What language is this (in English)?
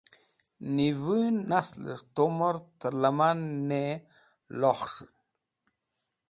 Wakhi